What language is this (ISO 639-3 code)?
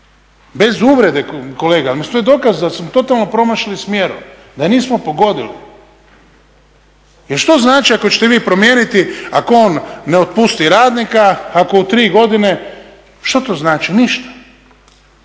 hrv